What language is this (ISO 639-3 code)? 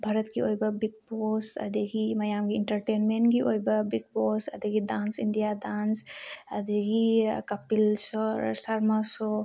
mni